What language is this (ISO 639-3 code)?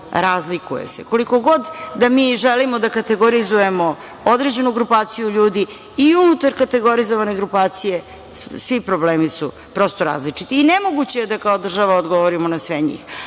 srp